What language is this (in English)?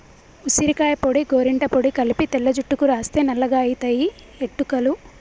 Telugu